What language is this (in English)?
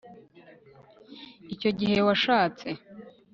Kinyarwanda